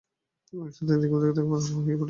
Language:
Bangla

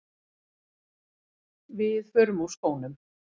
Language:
Icelandic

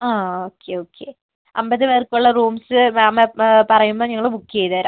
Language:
Malayalam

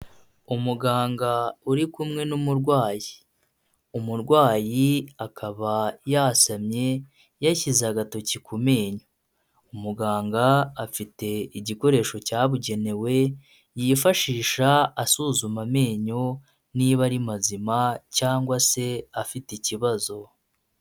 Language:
Kinyarwanda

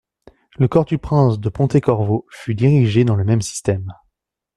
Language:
French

